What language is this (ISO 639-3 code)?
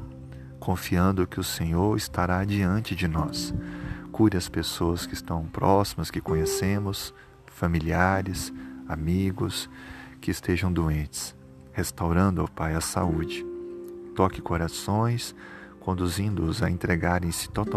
por